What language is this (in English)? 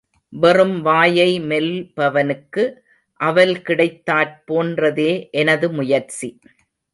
Tamil